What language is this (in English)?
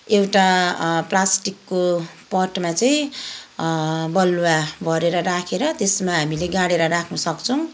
Nepali